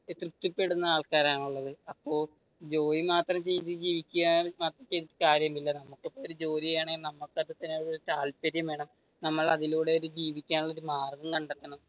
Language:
Malayalam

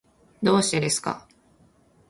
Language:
Japanese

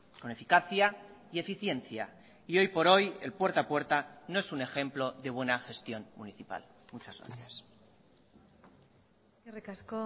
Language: Spanish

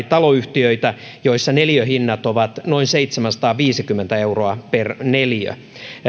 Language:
Finnish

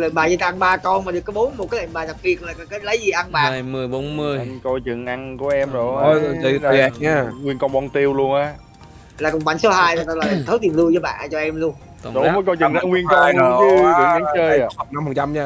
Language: Vietnamese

